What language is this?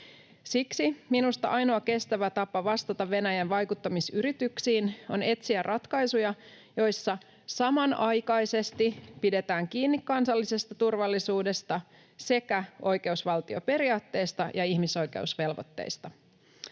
Finnish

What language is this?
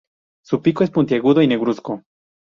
Spanish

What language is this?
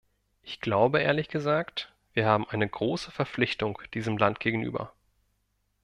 German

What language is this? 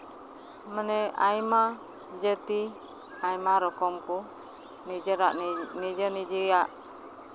Santali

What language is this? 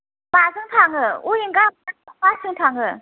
Bodo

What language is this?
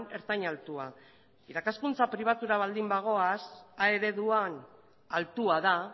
Basque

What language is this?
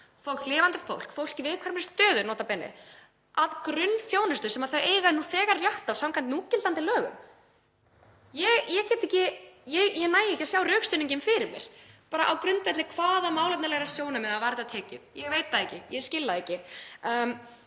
Icelandic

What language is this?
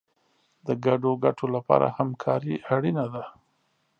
Pashto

